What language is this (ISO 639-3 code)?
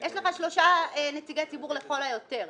heb